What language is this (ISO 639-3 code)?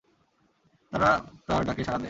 ben